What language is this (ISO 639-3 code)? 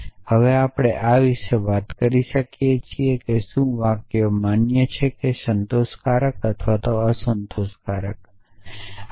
guj